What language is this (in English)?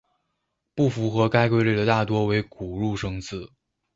Chinese